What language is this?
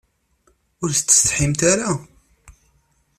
Kabyle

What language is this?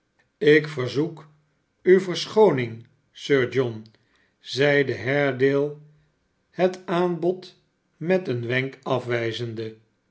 Dutch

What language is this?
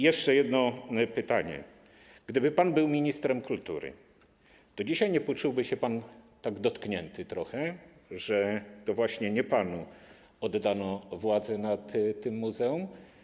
Polish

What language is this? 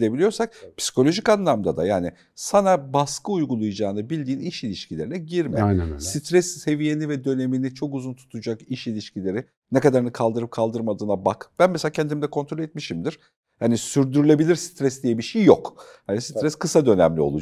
Turkish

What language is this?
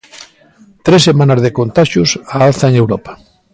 Galician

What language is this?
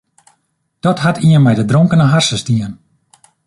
Western Frisian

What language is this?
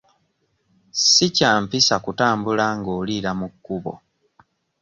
Ganda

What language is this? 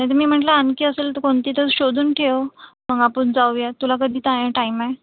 Marathi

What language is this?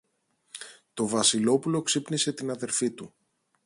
Greek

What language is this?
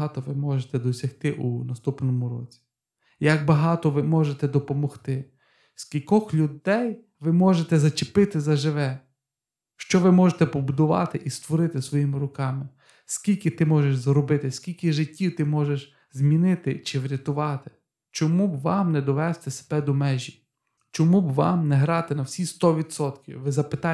Ukrainian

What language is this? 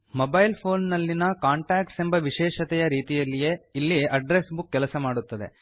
Kannada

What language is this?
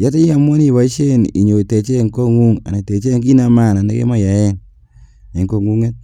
Kalenjin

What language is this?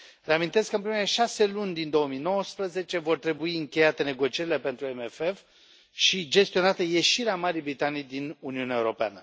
Romanian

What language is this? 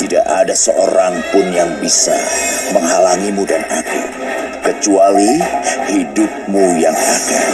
Indonesian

